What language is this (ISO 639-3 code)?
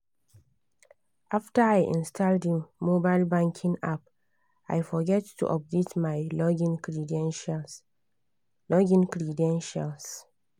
pcm